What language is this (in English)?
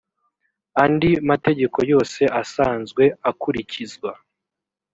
Kinyarwanda